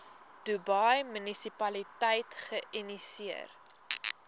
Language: Afrikaans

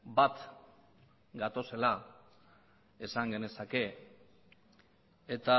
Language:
Basque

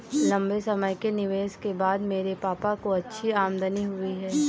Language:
Hindi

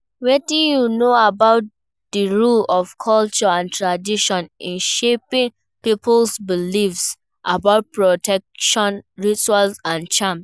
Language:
Nigerian Pidgin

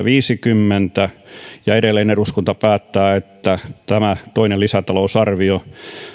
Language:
Finnish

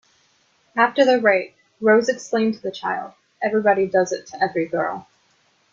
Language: English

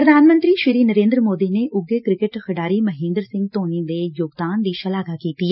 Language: Punjabi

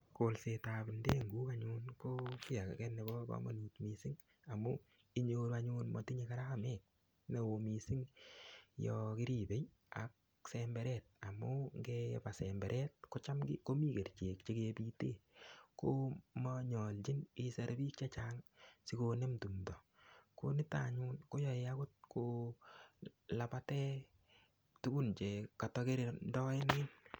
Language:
Kalenjin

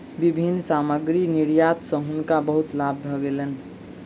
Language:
Maithili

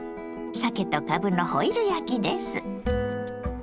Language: Japanese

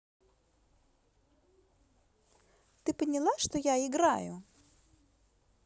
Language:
Russian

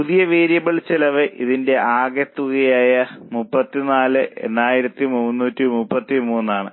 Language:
Malayalam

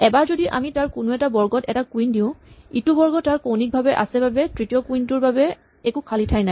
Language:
Assamese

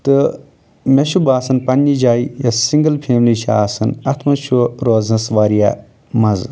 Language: Kashmiri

